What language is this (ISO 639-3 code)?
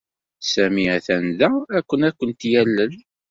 kab